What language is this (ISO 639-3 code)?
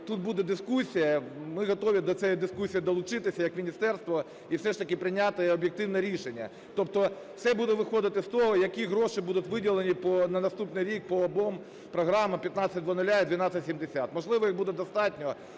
ukr